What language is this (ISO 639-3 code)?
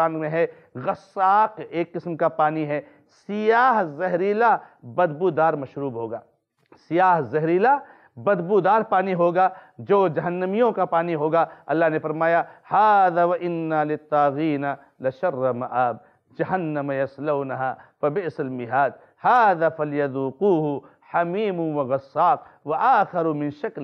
ara